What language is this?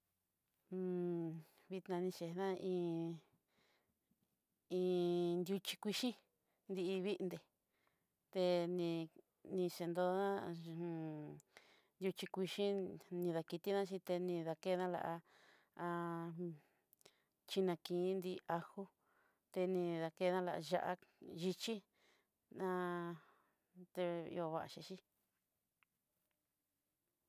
Southeastern Nochixtlán Mixtec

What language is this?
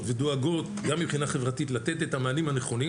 Hebrew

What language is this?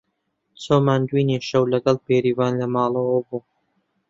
Central Kurdish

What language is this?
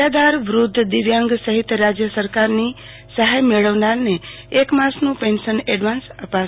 Gujarati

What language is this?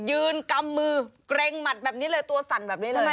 Thai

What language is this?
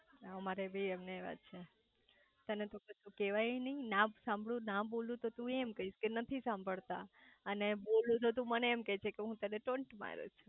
Gujarati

